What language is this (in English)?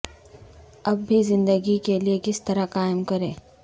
Urdu